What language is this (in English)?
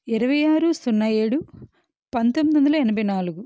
Telugu